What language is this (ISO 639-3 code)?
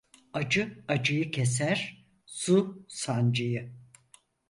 tur